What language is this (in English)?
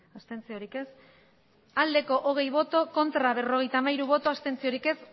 Basque